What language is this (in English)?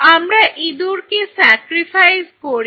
Bangla